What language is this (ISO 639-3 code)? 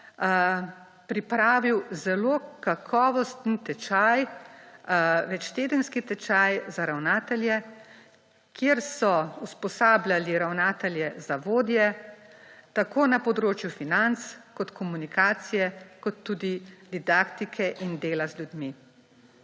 slv